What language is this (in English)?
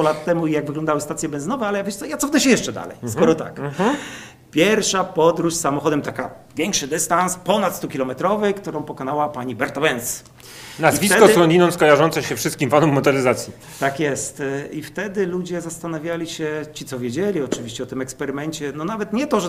Polish